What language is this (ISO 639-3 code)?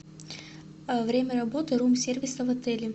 rus